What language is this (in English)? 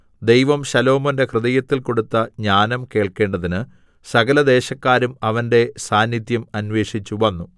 Malayalam